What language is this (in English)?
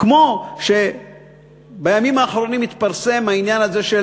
Hebrew